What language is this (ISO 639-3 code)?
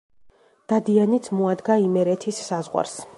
kat